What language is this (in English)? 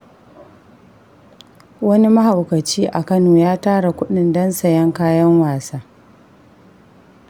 Hausa